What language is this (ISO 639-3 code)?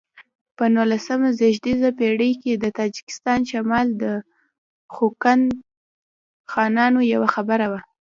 pus